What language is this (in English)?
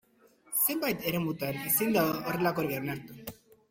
Basque